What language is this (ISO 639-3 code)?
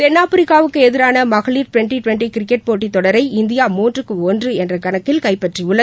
tam